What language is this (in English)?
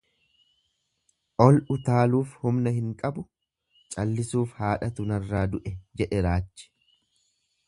Oromo